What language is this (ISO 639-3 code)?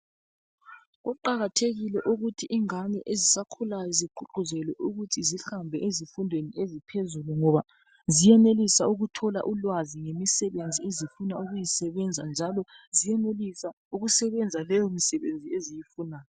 nde